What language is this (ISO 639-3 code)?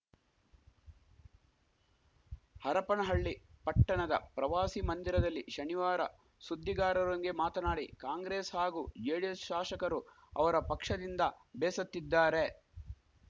kan